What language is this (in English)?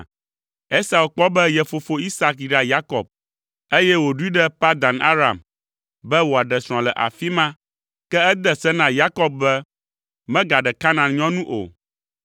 Ewe